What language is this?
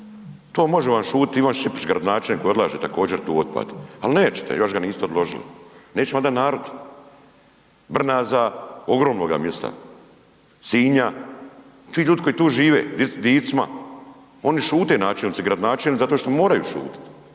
Croatian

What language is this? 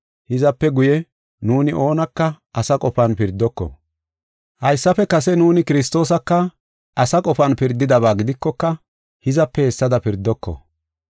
Gofa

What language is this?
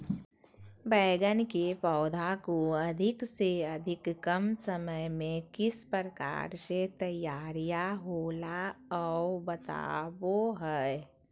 Magahi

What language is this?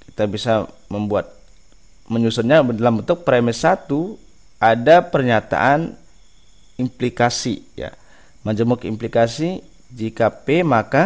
Indonesian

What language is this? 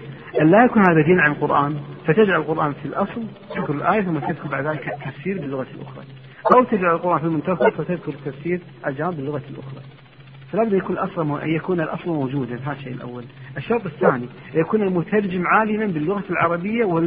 Arabic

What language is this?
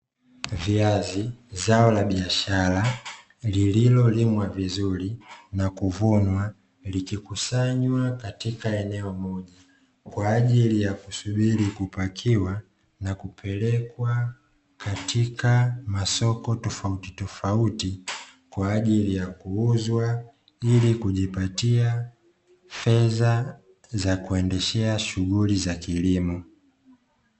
Swahili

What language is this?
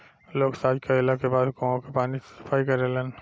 Bhojpuri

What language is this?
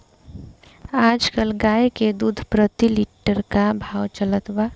Bhojpuri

